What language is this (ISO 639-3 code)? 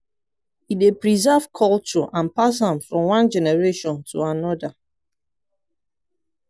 pcm